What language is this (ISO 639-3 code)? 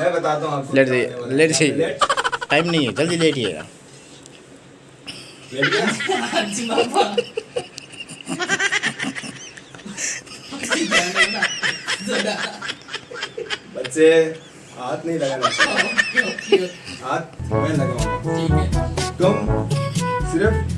hin